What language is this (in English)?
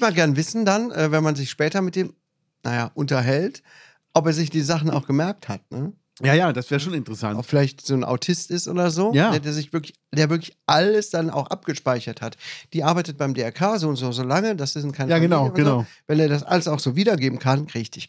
German